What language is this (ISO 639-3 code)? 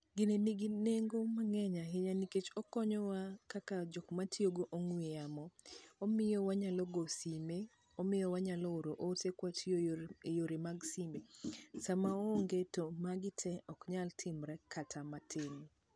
luo